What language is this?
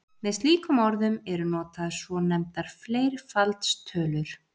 Icelandic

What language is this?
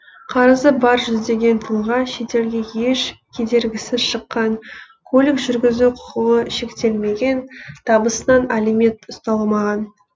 Kazakh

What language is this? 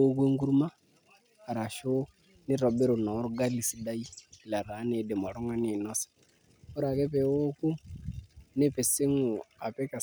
Masai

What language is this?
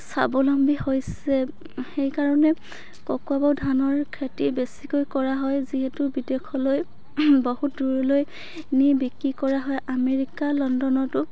Assamese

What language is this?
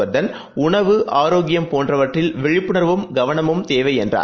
Tamil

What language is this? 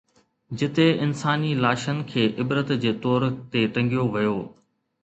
Sindhi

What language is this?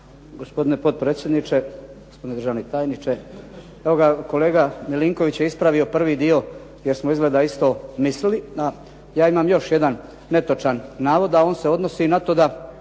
Croatian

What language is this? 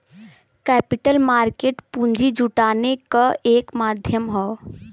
Bhojpuri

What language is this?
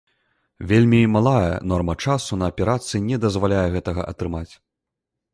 Belarusian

